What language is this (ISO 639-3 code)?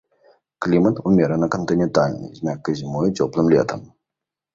bel